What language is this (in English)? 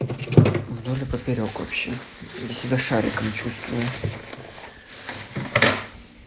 Russian